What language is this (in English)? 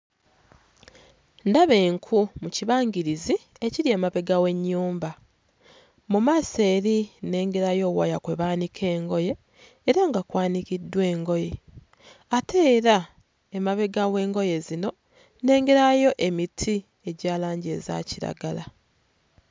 Ganda